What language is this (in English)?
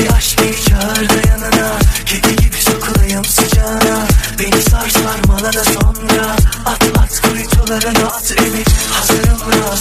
Turkish